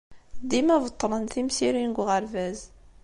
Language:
Kabyle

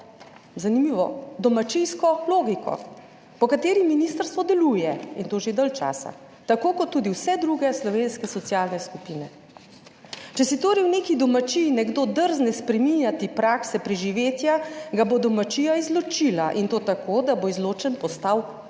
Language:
Slovenian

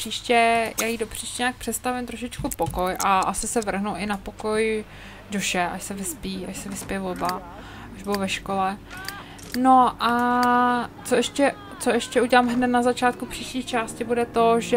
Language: Czech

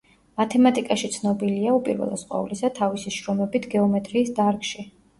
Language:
Georgian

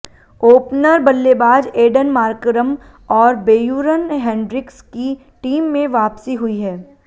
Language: Hindi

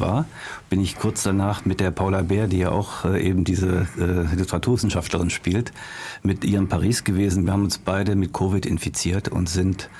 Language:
German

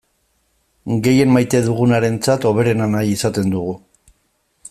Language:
Basque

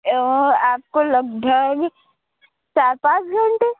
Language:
Urdu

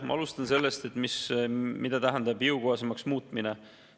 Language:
Estonian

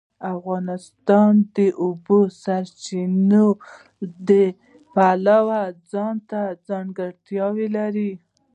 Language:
Pashto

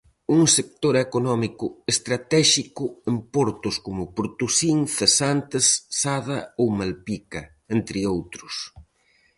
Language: Galician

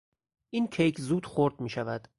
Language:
Persian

